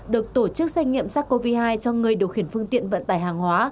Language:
Vietnamese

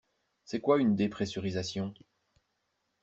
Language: French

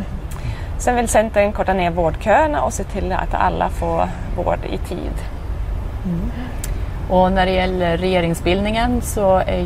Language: Swedish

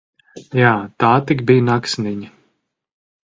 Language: Latvian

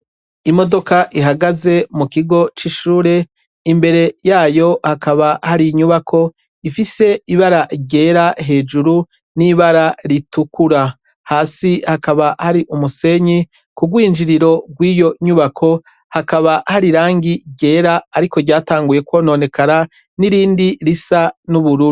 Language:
Rundi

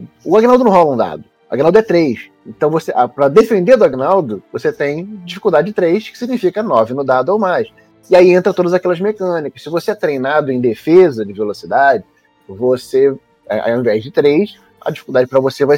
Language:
Portuguese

